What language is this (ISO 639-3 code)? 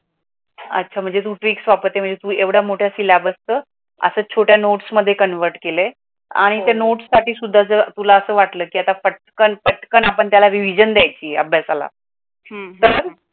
mar